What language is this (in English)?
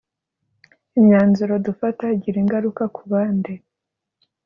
Kinyarwanda